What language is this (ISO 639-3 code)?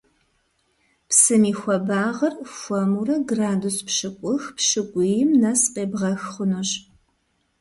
kbd